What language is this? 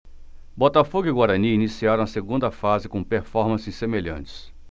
Portuguese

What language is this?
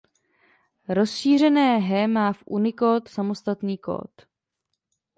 Czech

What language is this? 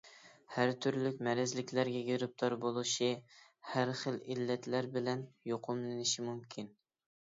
Uyghur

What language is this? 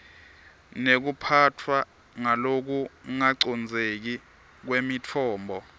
Swati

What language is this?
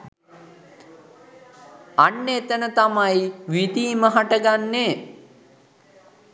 Sinhala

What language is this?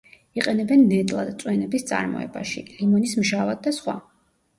Georgian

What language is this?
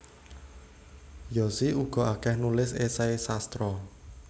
Javanese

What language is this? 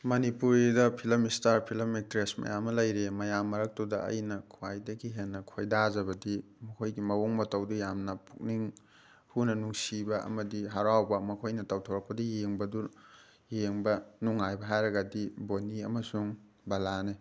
Manipuri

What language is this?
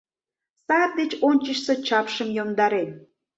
Mari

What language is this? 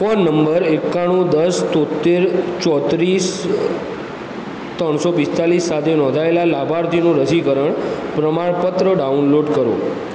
Gujarati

